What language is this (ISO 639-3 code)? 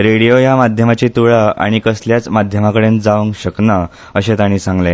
kok